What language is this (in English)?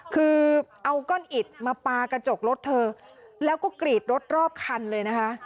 Thai